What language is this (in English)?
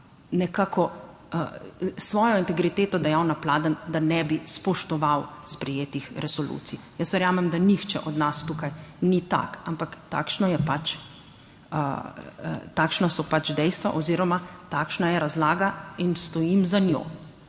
Slovenian